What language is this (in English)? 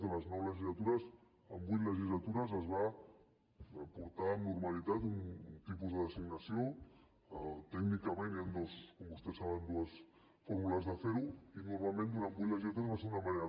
Catalan